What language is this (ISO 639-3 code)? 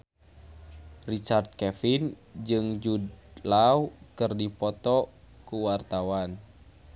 sun